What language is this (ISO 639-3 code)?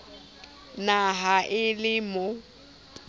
sot